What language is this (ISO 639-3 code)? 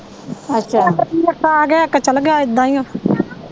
pan